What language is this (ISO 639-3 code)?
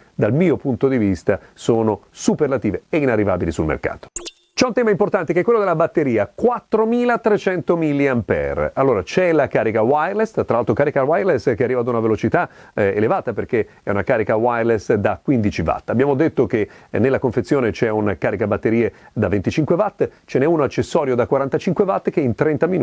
ita